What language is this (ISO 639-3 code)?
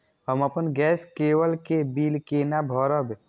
mai